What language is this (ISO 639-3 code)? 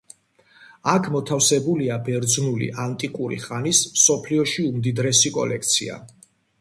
kat